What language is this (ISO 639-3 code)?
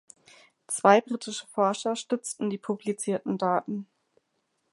deu